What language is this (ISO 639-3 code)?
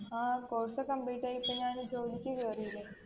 mal